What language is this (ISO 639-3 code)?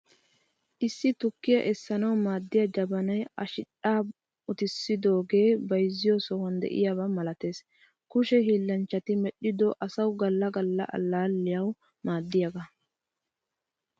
wal